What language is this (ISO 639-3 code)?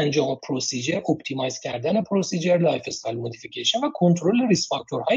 fas